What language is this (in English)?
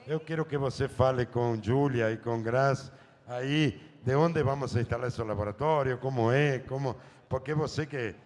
Portuguese